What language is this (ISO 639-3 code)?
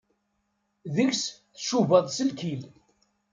kab